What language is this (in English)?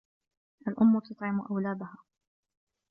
Arabic